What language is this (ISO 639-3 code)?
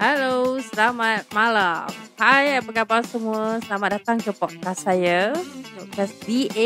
msa